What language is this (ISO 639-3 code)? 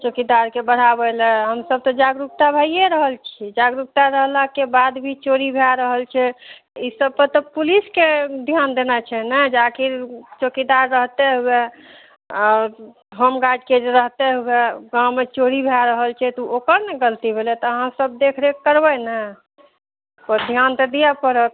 mai